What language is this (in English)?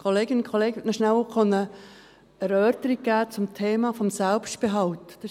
Swiss German